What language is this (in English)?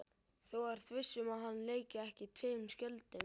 Icelandic